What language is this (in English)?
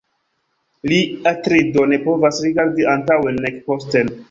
Esperanto